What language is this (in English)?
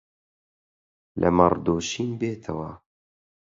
Central Kurdish